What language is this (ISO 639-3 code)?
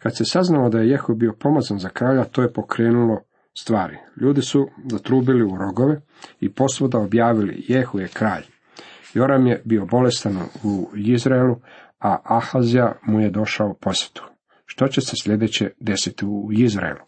hrv